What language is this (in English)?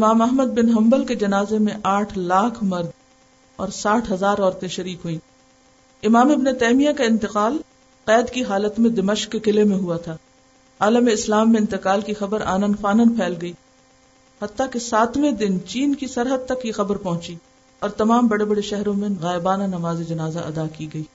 Urdu